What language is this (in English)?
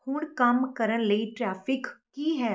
Punjabi